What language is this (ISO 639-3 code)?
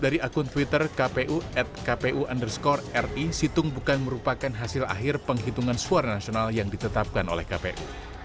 ind